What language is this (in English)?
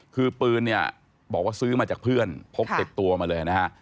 Thai